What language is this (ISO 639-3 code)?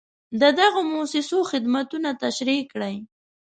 pus